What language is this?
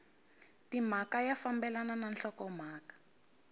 Tsonga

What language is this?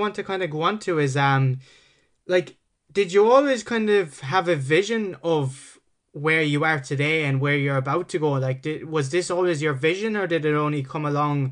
English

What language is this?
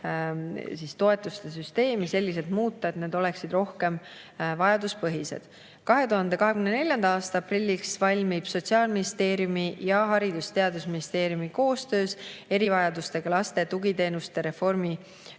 Estonian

